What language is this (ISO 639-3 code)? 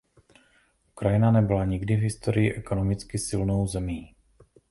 ces